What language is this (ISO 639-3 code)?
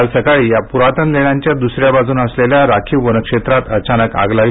mar